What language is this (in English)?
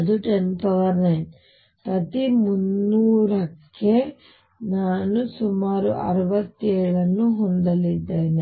Kannada